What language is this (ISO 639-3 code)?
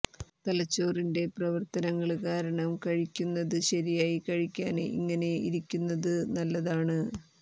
mal